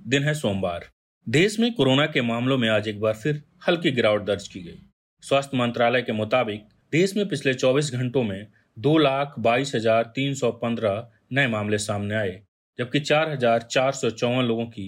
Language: Hindi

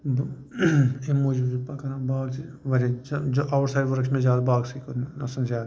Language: Kashmiri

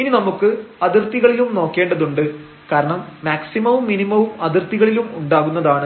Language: Malayalam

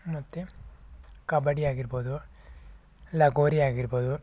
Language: Kannada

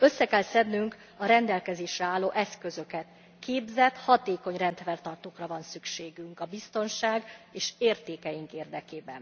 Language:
Hungarian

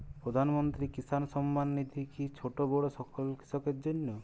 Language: Bangla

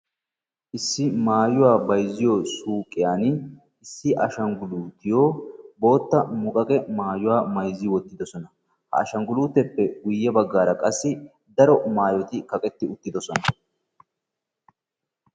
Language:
Wolaytta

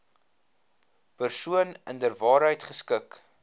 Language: Afrikaans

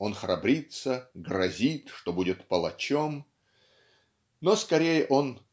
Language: Russian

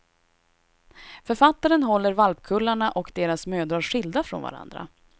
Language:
Swedish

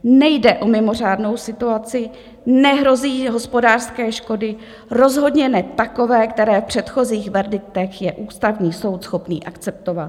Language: Czech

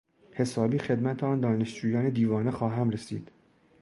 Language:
Persian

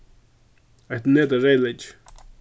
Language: Faroese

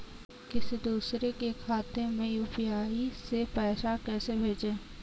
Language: Hindi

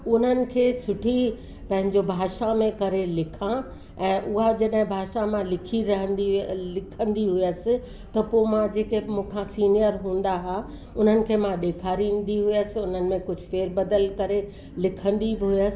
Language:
Sindhi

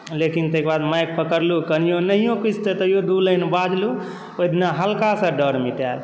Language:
Maithili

